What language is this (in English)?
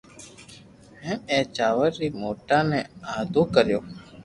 Loarki